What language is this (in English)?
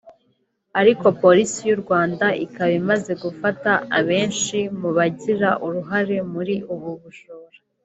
Kinyarwanda